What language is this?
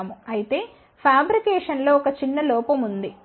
Telugu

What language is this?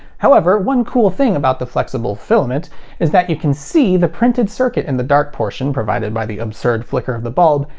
English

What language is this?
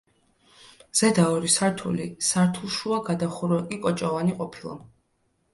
Georgian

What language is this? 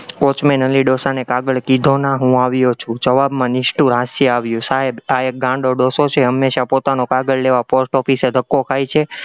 Gujarati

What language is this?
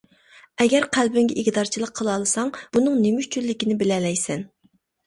Uyghur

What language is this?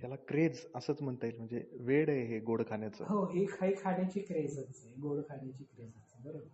Marathi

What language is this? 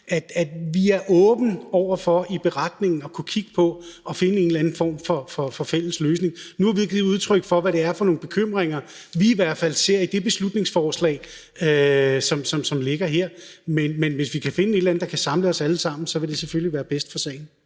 Danish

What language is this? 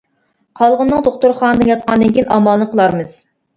Uyghur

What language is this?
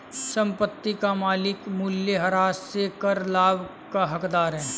Hindi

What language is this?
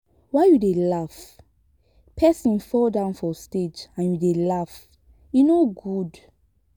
Nigerian Pidgin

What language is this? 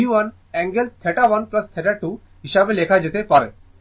Bangla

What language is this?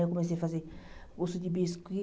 Portuguese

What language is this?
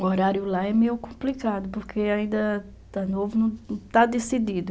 Portuguese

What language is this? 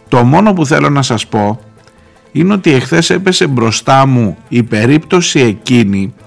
Greek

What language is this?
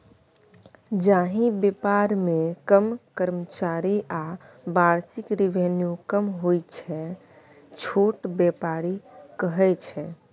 Maithili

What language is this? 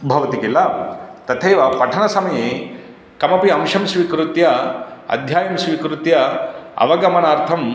Sanskrit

